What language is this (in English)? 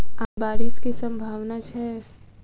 Maithili